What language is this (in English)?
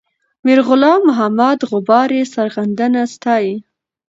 Pashto